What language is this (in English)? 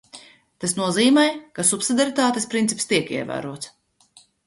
Latvian